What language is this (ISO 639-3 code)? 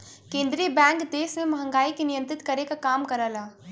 bho